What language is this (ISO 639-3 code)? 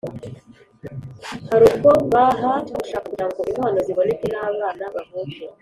kin